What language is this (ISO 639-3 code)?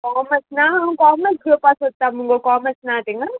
kok